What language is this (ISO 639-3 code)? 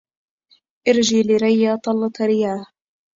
ara